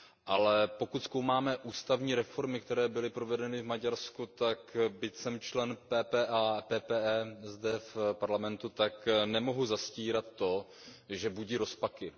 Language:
Czech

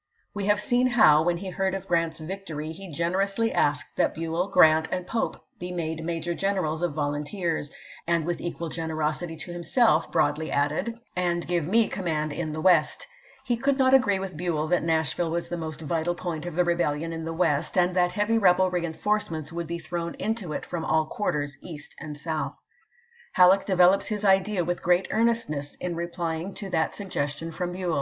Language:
English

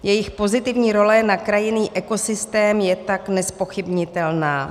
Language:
Czech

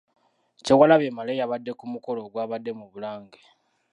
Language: Ganda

